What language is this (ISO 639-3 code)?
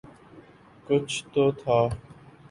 urd